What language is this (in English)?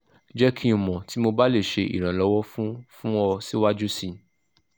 Yoruba